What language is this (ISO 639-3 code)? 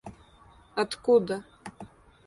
rus